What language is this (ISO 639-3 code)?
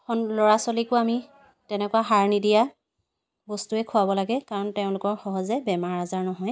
asm